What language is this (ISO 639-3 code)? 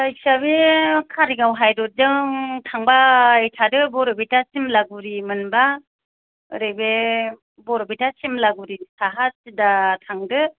brx